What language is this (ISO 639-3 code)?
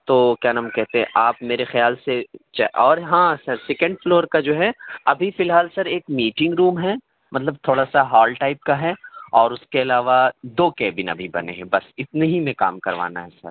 urd